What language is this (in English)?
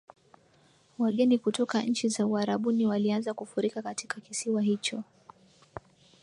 Swahili